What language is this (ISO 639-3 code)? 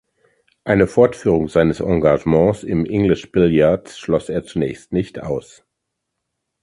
deu